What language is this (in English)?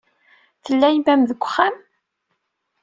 Kabyle